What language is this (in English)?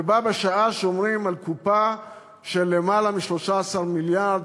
Hebrew